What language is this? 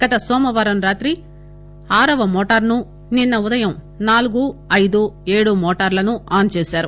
Telugu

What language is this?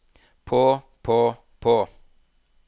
Norwegian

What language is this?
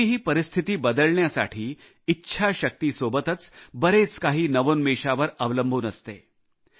Marathi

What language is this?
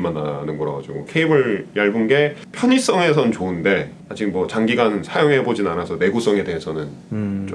Korean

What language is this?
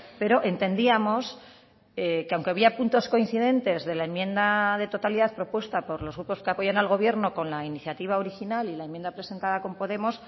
Spanish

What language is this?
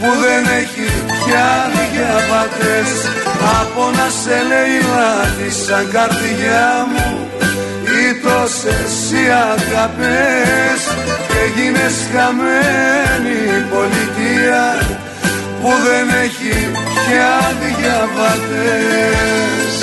Greek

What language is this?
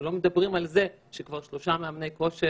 Hebrew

